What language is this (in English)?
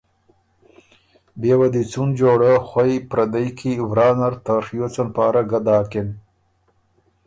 Ormuri